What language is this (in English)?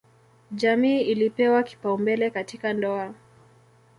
Swahili